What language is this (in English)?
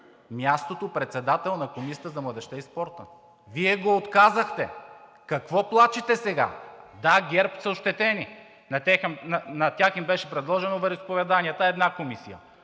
Bulgarian